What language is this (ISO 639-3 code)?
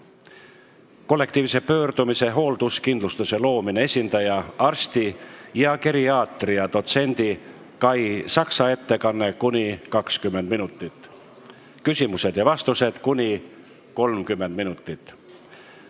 est